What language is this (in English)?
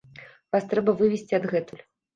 Belarusian